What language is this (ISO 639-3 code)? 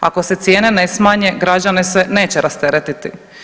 hrv